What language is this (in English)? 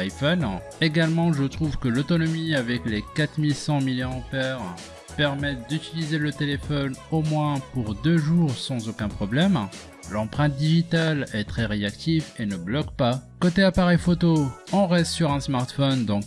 French